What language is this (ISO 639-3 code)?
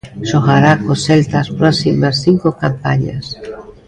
glg